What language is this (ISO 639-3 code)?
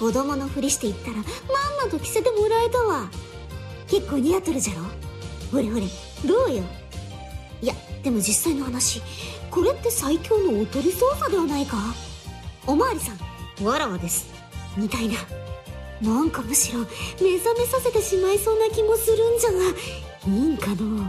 jpn